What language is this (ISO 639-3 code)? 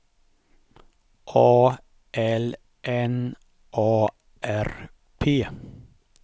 swe